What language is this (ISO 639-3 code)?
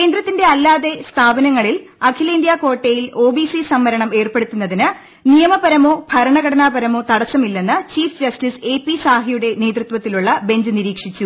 mal